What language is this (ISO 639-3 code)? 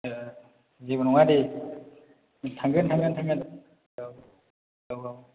brx